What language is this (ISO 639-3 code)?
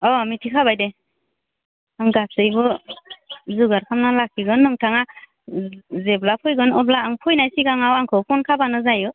brx